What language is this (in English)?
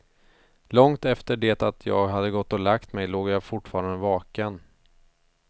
Swedish